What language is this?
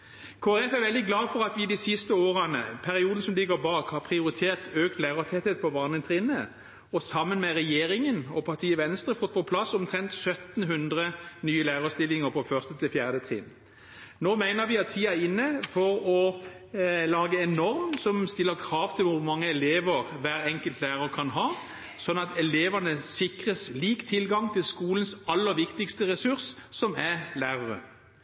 Norwegian Bokmål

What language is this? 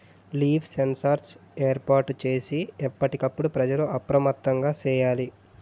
Telugu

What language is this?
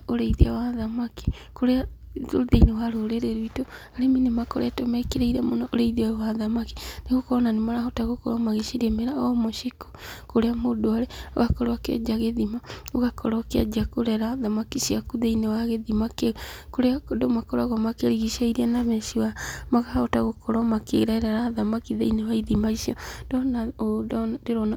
Kikuyu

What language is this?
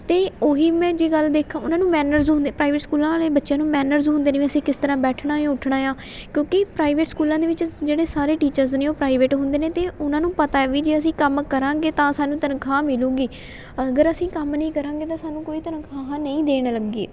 Punjabi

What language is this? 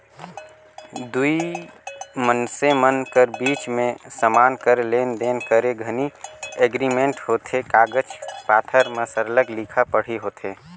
Chhattisgarhi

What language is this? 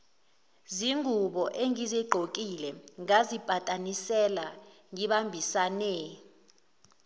Zulu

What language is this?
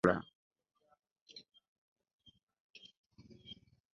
Ganda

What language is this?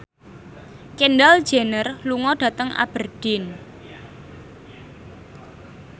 Javanese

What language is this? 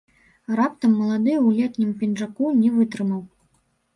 Belarusian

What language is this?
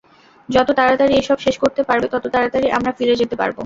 Bangla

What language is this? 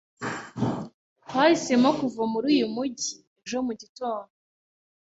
Kinyarwanda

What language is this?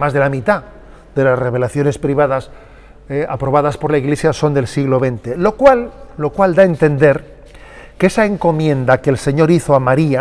Spanish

